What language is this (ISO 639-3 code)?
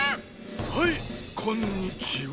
jpn